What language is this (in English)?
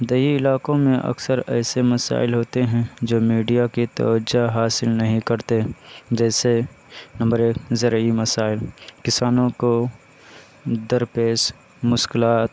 Urdu